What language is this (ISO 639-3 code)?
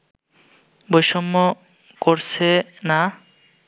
ben